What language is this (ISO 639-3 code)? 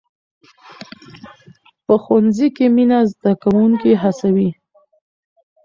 pus